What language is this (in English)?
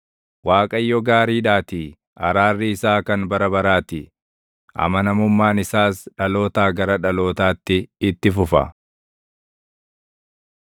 Oromo